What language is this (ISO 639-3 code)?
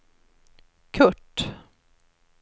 swe